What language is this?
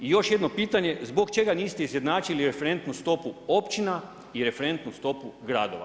Croatian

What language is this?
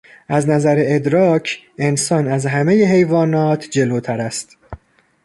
Persian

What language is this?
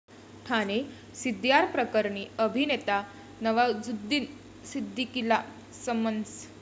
Marathi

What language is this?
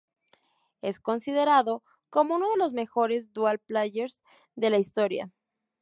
Spanish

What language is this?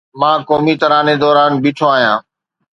Sindhi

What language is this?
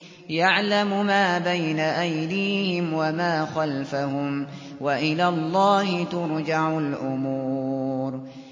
Arabic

